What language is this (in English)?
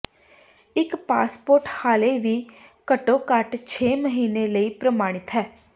Punjabi